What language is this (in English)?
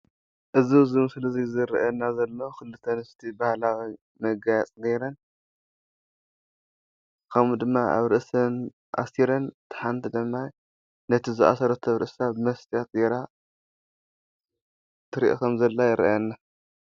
Tigrinya